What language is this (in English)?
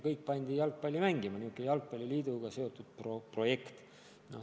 Estonian